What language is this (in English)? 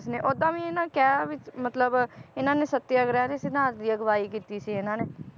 Punjabi